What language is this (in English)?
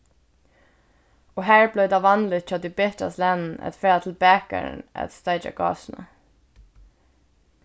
Faroese